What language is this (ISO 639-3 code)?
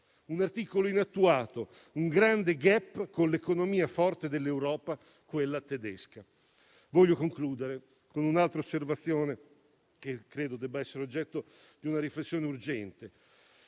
ita